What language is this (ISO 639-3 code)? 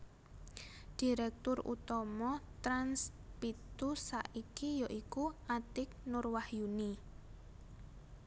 jav